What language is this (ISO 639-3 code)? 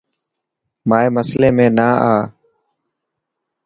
mki